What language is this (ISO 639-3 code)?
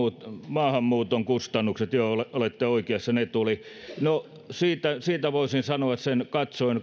fin